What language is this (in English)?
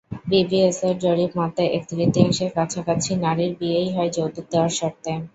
Bangla